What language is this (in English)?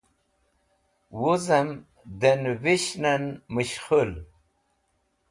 Wakhi